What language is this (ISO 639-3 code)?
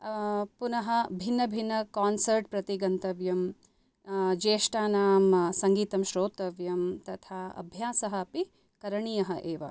san